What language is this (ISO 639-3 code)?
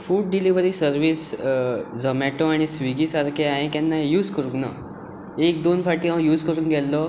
kok